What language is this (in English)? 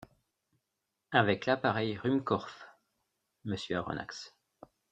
French